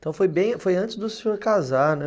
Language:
Portuguese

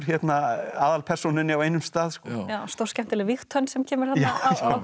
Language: Icelandic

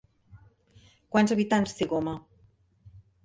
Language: Catalan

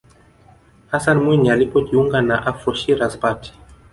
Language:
Swahili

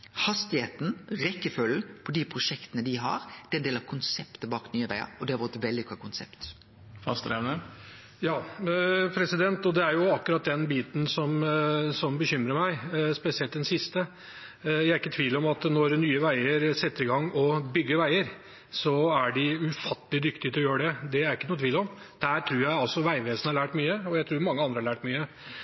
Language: Norwegian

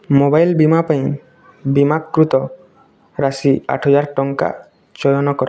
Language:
Odia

